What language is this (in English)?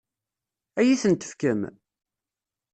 Kabyle